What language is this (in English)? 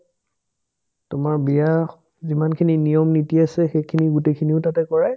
Assamese